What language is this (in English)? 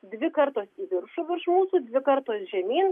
Lithuanian